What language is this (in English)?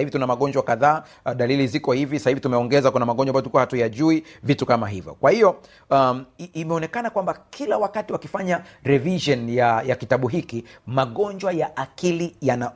Swahili